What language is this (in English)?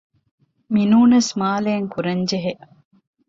Divehi